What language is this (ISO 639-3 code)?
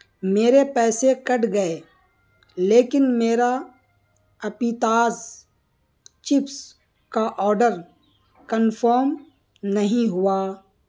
urd